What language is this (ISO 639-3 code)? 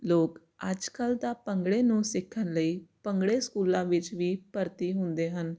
pan